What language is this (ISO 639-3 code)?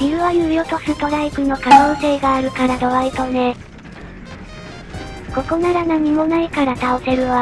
jpn